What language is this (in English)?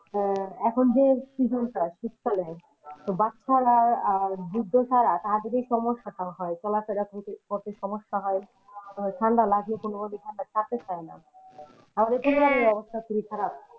Bangla